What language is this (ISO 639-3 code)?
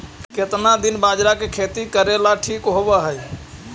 mag